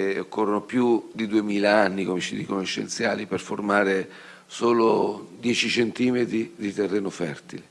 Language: Italian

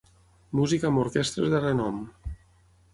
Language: Catalan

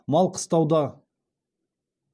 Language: Kazakh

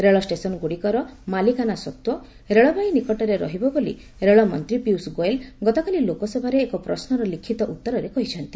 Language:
Odia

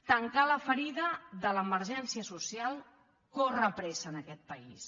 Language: Catalan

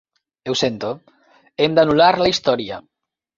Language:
Catalan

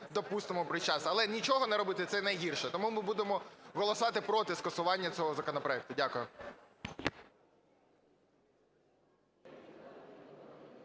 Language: Ukrainian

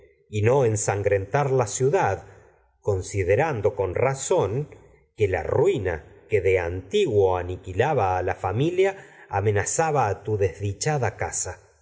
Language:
Spanish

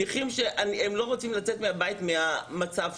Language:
Hebrew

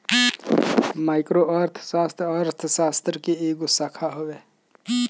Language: Bhojpuri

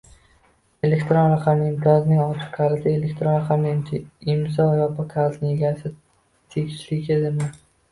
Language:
Uzbek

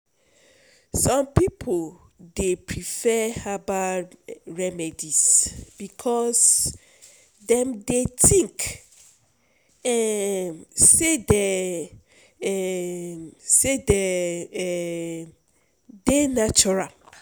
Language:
Nigerian Pidgin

